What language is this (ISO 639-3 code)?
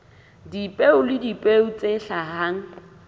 sot